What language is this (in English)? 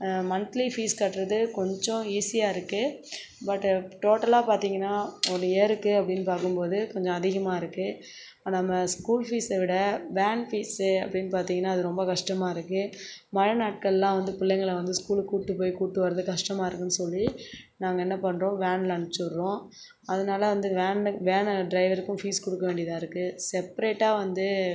Tamil